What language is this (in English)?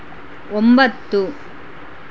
Kannada